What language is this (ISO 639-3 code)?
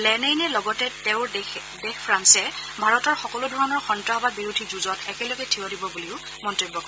asm